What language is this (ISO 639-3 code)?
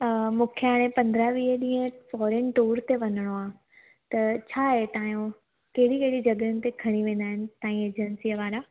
snd